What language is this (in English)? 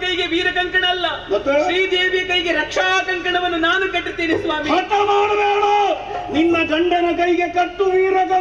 Arabic